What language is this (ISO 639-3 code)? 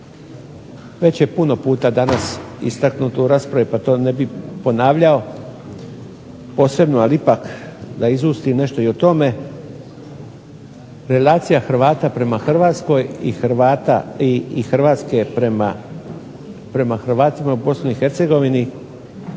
hrv